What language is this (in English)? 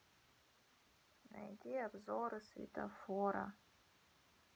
Russian